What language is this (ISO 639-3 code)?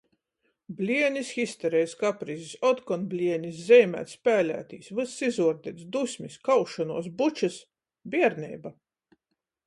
ltg